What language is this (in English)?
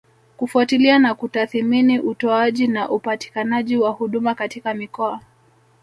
Swahili